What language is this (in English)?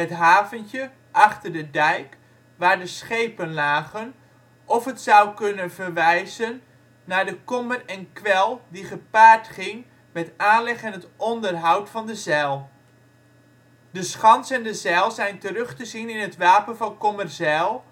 Dutch